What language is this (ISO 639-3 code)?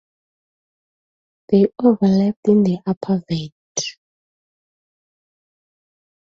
eng